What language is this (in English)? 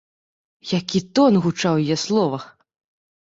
Belarusian